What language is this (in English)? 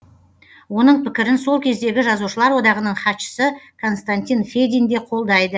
Kazakh